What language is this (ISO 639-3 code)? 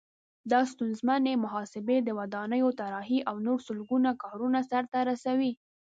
pus